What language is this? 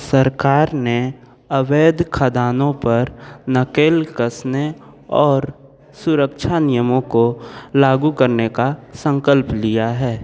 Hindi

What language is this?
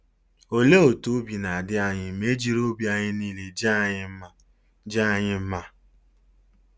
Igbo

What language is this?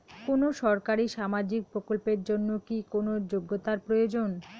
Bangla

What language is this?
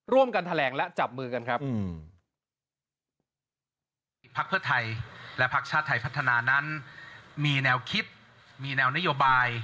Thai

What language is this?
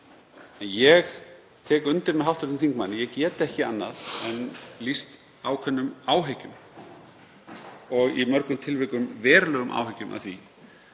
Icelandic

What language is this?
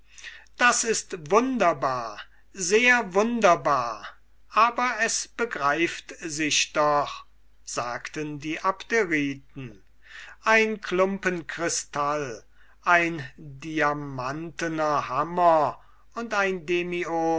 German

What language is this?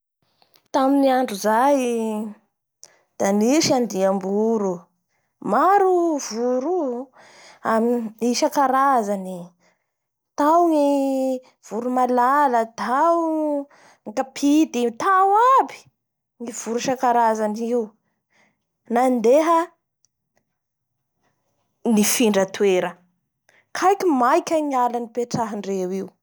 Bara Malagasy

